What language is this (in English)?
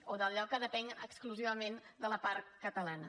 Catalan